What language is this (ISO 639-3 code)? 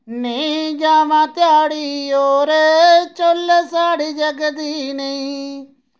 doi